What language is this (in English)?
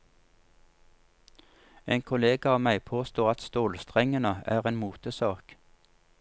Norwegian